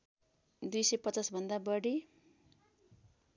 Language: Nepali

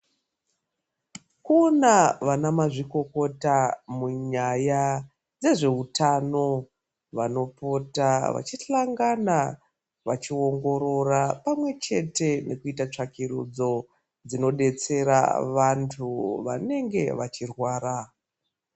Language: Ndau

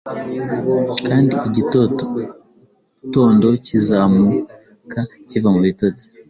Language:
Kinyarwanda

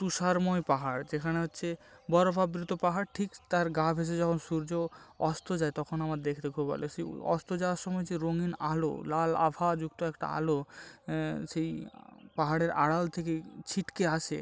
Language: Bangla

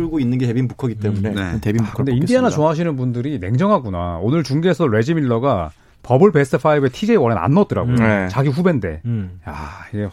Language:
Korean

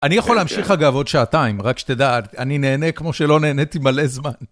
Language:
Hebrew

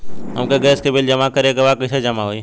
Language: Bhojpuri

